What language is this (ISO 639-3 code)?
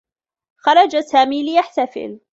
ara